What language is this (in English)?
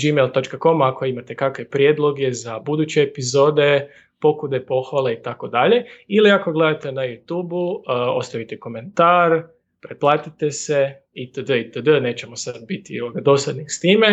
Croatian